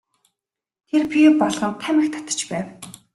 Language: Mongolian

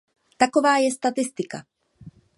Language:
Czech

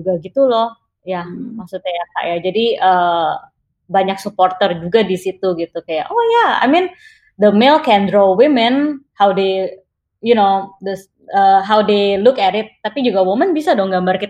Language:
Indonesian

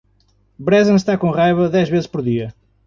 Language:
Portuguese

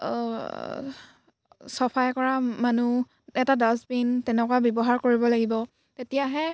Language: Assamese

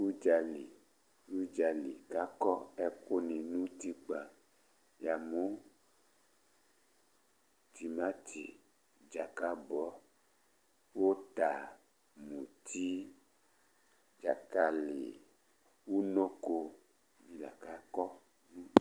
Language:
Ikposo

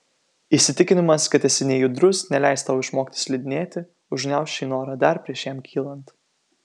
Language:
Lithuanian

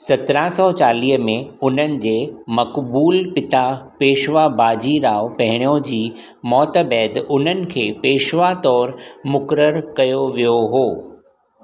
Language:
Sindhi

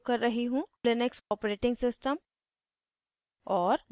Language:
Hindi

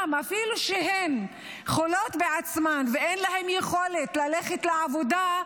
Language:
Hebrew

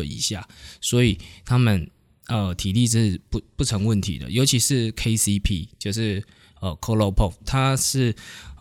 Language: Chinese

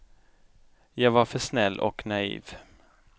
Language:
Swedish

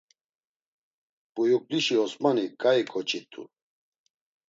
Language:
Laz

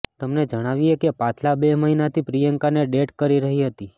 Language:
Gujarati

